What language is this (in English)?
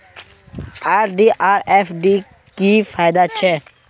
Magahi